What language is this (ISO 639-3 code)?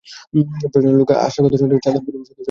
ben